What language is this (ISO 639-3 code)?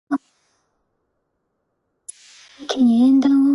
zho